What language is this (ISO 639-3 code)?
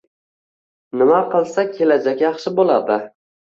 uzb